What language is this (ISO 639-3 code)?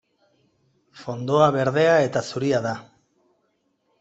eus